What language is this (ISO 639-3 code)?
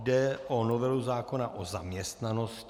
ces